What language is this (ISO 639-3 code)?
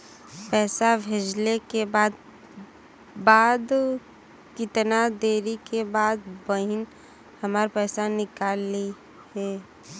bho